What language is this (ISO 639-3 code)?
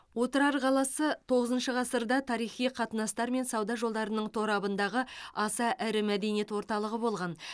kaz